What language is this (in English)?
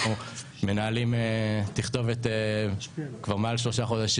Hebrew